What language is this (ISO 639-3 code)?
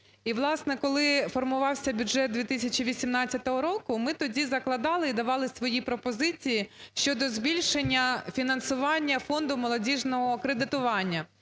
ukr